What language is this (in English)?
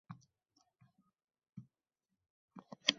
Uzbek